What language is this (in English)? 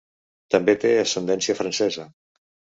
Catalan